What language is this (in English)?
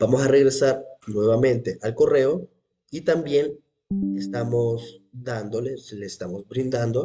Spanish